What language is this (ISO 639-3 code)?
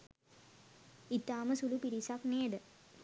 sin